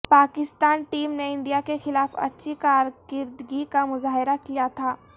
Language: Urdu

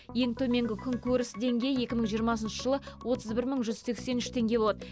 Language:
Kazakh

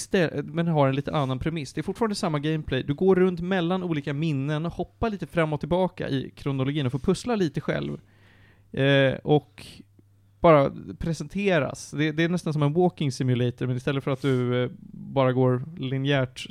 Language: Swedish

